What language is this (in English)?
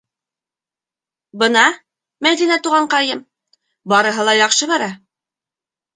Bashkir